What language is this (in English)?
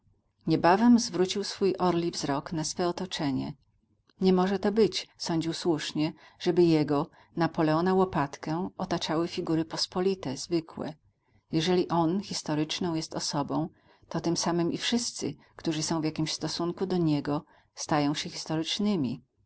Polish